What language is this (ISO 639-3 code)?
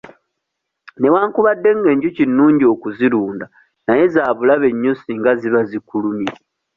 lug